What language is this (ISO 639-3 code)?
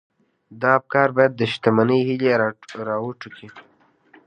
pus